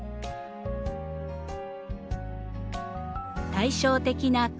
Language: Japanese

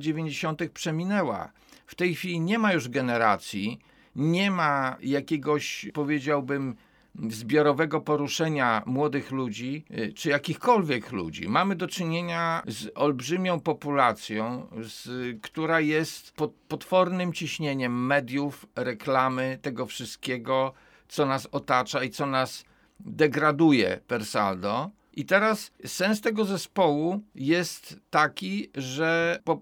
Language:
Polish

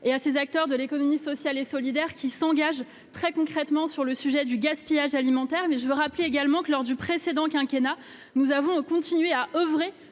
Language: French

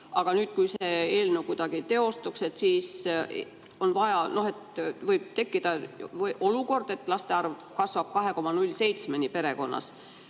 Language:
Estonian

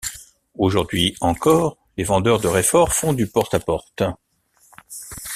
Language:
French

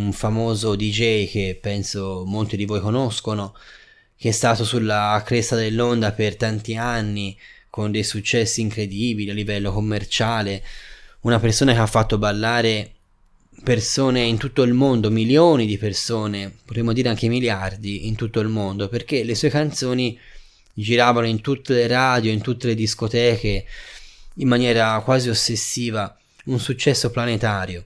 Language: Italian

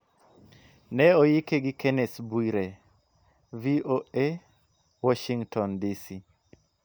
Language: Luo (Kenya and Tanzania)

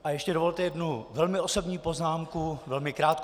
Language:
Czech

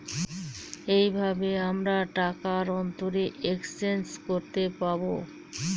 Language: Bangla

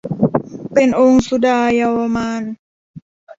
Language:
Thai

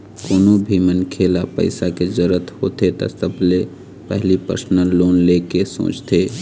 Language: Chhattisgarhi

